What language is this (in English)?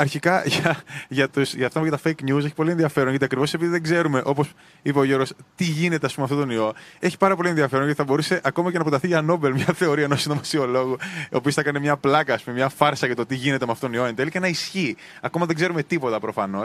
Greek